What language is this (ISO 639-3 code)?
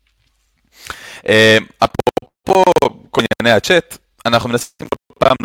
heb